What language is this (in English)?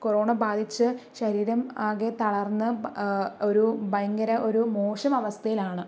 Malayalam